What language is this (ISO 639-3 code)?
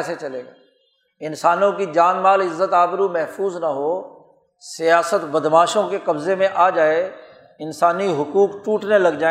urd